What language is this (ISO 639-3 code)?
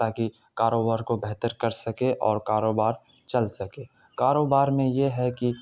urd